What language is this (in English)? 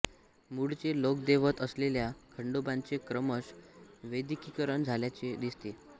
Marathi